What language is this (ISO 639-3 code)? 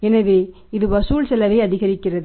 tam